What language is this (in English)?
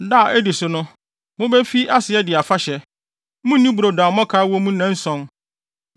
Akan